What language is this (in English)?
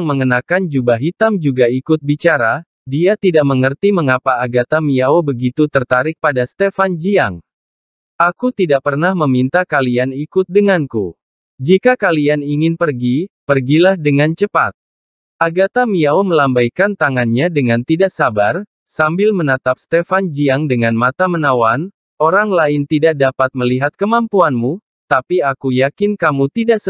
Indonesian